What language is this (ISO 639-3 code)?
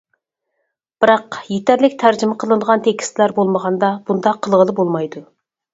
uig